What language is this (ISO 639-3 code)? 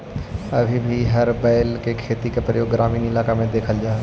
mag